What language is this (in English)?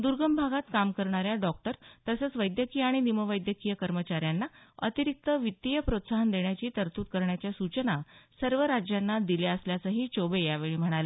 Marathi